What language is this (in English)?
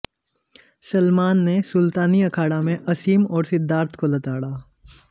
Hindi